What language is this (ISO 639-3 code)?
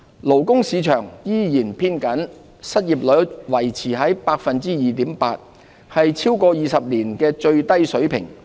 yue